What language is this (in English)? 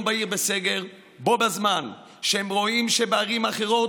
Hebrew